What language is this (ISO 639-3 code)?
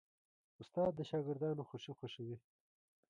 pus